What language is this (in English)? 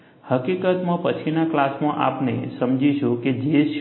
Gujarati